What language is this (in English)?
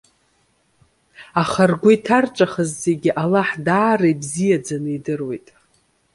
Abkhazian